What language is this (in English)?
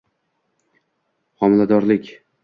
Uzbek